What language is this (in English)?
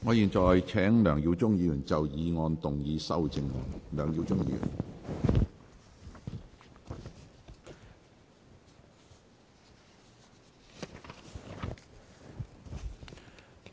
Cantonese